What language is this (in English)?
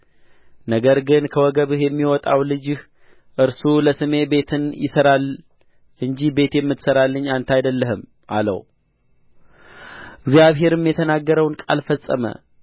Amharic